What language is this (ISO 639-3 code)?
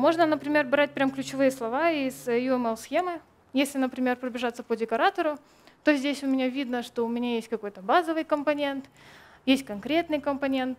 rus